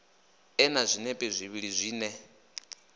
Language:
Venda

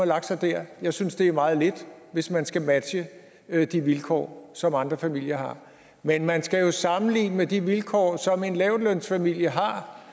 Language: Danish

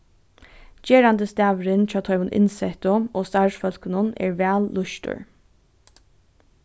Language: Faroese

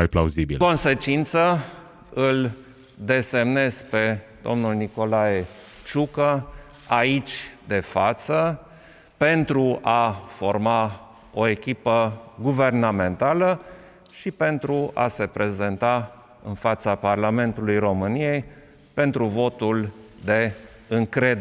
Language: Romanian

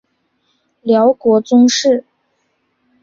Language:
Chinese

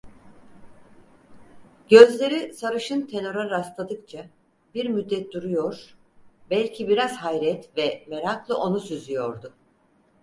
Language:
Turkish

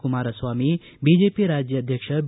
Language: Kannada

